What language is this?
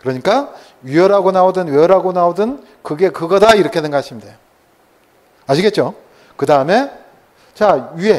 Korean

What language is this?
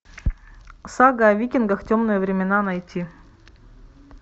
Russian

